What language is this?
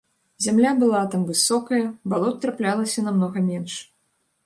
Belarusian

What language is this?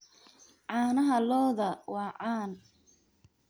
Somali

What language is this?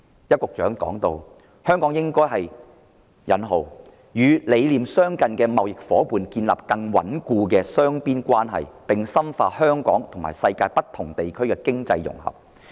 Cantonese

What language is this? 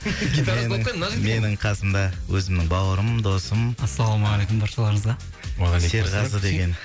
Kazakh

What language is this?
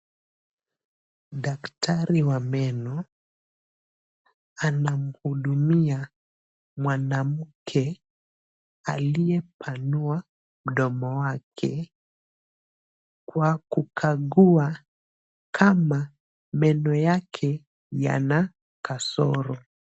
Swahili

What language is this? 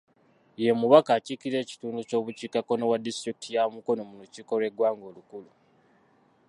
Ganda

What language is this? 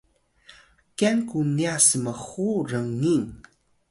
Atayal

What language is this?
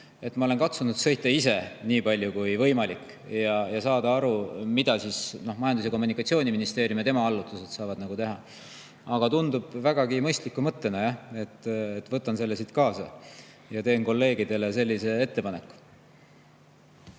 Estonian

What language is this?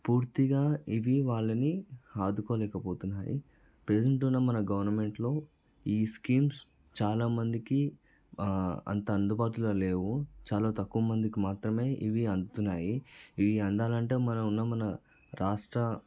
Telugu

